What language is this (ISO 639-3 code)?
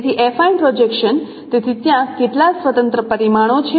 guj